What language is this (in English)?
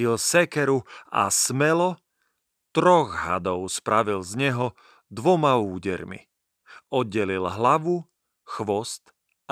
Slovak